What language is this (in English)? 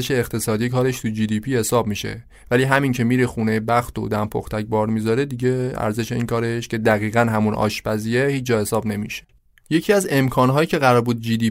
Persian